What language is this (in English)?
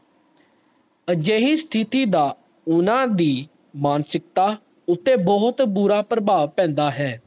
Punjabi